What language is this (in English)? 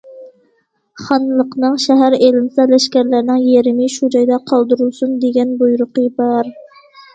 Uyghur